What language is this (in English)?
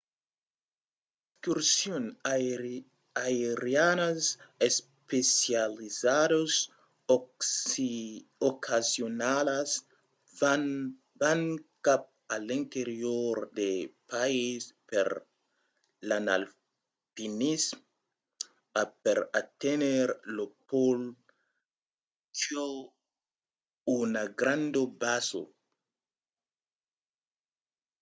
Occitan